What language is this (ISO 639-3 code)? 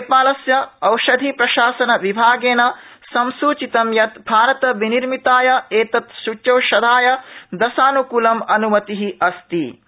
san